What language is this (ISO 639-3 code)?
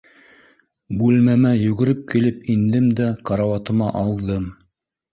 bak